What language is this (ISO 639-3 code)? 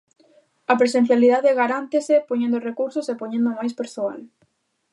glg